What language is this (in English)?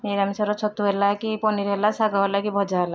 Odia